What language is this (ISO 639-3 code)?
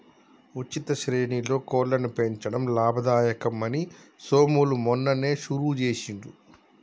tel